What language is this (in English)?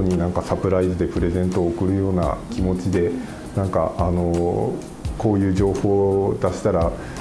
Japanese